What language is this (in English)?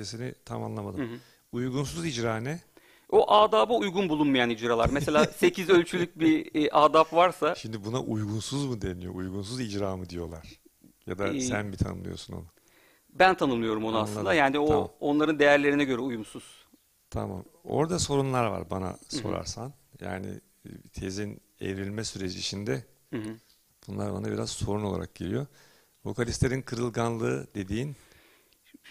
Turkish